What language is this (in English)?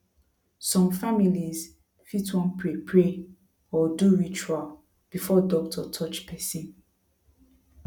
Nigerian Pidgin